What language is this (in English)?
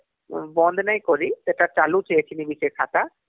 Odia